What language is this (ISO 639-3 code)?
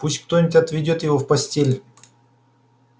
rus